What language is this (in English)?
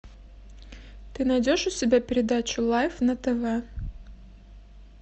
Russian